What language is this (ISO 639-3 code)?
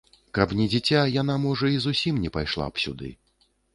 bel